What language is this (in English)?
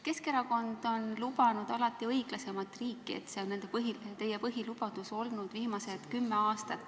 Estonian